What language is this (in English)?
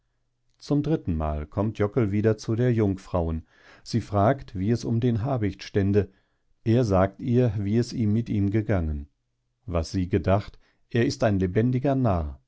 German